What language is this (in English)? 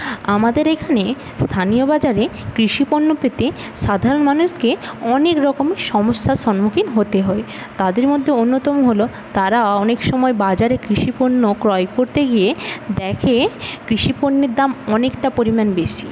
Bangla